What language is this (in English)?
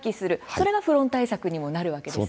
Japanese